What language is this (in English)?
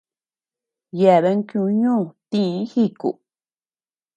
Tepeuxila Cuicatec